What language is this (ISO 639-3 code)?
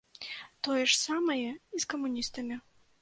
bel